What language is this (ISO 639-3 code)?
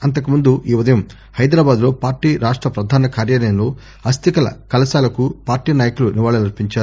tel